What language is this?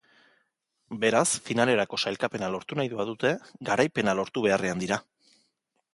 Basque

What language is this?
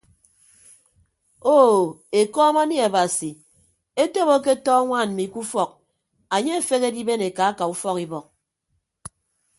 Ibibio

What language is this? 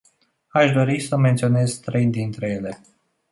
Romanian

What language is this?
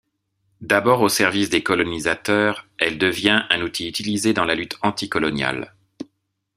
French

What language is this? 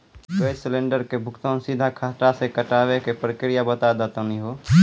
Maithili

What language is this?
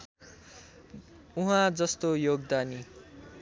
Nepali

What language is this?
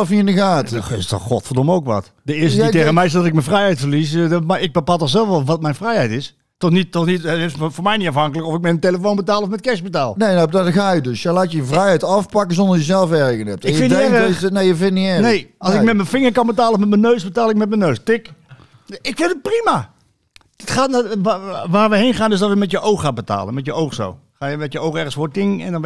Dutch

